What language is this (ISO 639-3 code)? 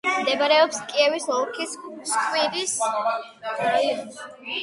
kat